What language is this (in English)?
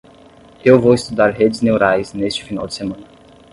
Portuguese